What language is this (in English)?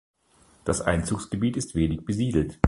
German